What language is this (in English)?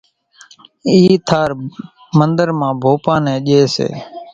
Kachi Koli